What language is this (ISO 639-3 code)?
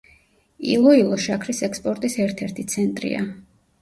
kat